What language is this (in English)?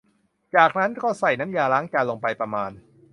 Thai